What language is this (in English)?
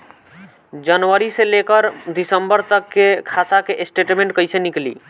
Bhojpuri